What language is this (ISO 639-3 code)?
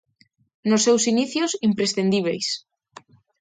glg